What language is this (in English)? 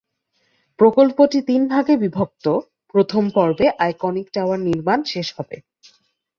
Bangla